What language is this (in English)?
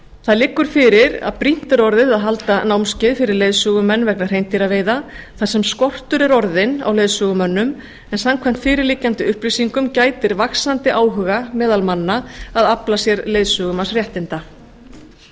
Icelandic